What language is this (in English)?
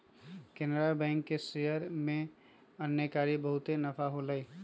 Magahi